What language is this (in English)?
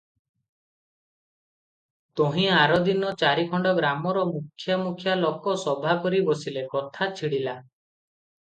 Odia